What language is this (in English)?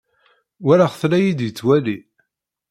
Kabyle